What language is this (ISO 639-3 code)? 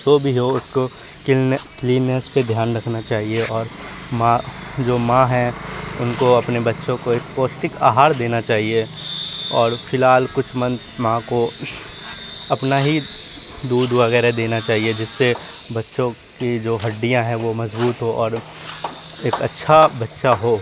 urd